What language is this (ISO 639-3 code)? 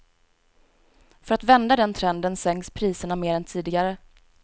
swe